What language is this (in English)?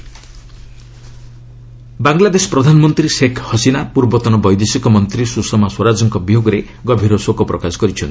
Odia